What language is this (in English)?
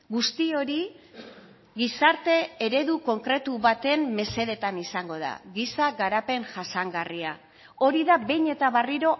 Basque